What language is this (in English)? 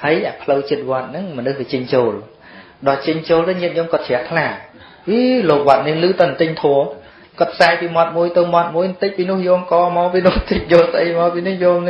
Vietnamese